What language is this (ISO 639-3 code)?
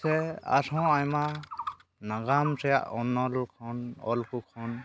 sat